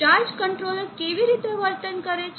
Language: Gujarati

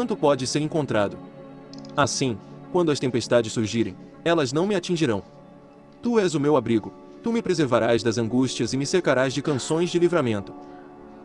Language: Portuguese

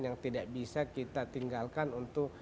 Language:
Indonesian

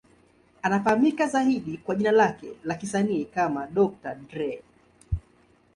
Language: Swahili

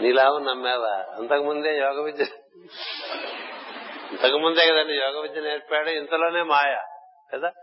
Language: Telugu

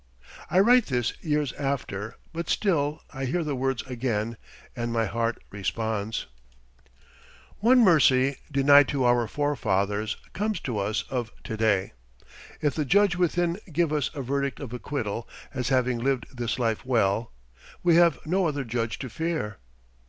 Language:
English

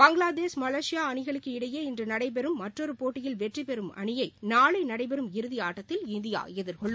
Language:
Tamil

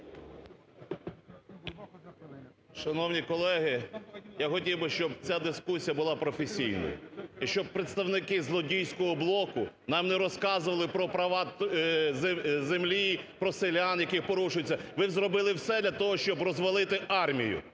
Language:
Ukrainian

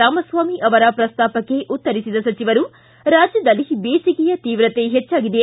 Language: Kannada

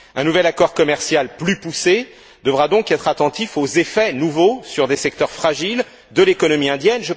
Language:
French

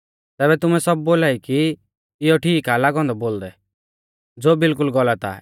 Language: Mahasu Pahari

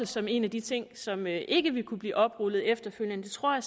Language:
Danish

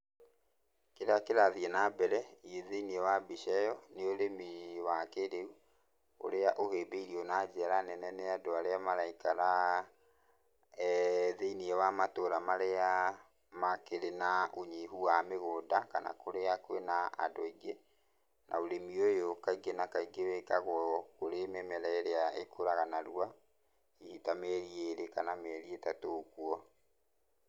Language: Kikuyu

